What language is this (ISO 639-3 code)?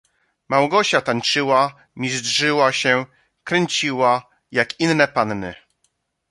pol